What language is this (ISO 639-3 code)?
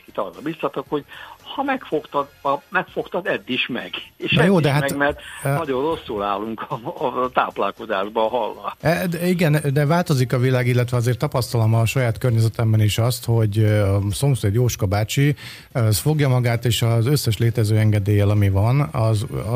hun